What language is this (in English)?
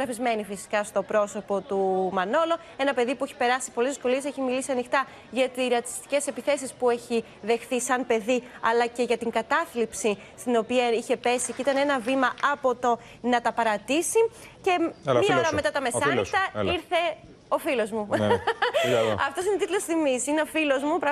Greek